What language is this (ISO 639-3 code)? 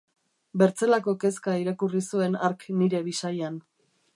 eus